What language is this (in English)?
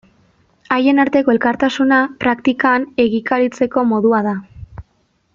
Basque